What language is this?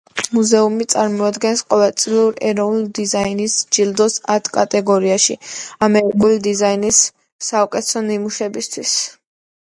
Georgian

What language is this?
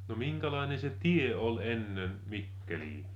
Finnish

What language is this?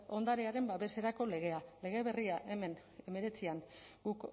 Basque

